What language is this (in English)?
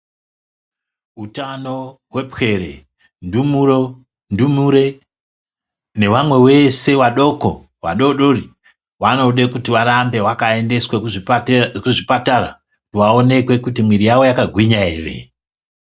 Ndau